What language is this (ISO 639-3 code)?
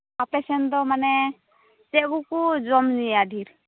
sat